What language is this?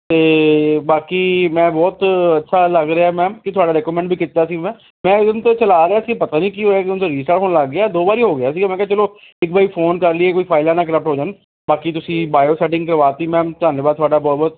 Punjabi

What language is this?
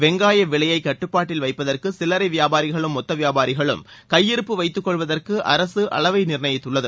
Tamil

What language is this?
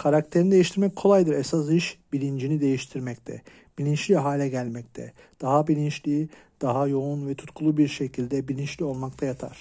Turkish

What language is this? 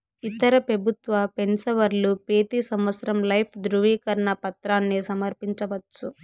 Telugu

